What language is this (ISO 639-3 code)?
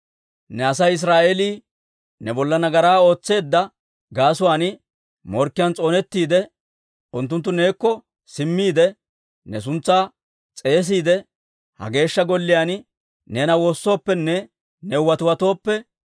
dwr